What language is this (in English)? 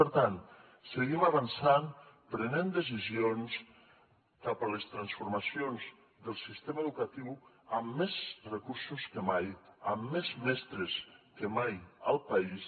Catalan